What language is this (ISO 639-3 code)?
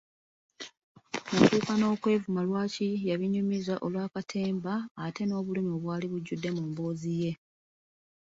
lug